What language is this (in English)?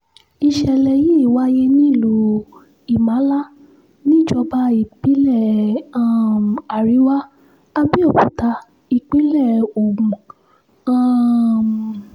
Yoruba